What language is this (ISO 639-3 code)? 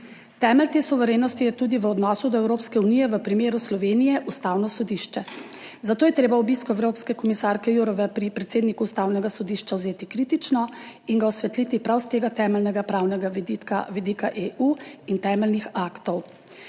slv